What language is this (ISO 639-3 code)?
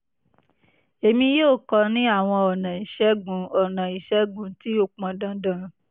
yor